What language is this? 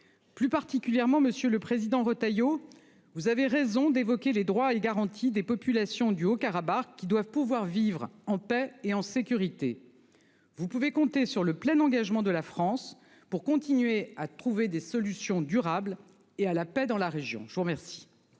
French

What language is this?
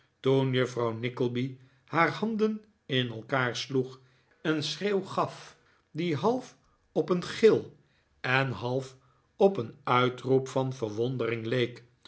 Dutch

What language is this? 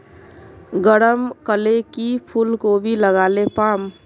Magahi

